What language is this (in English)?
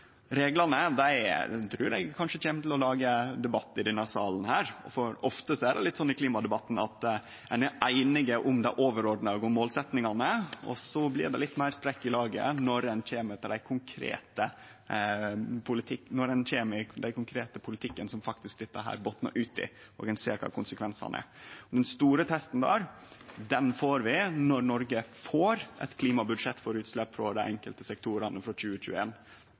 Norwegian Nynorsk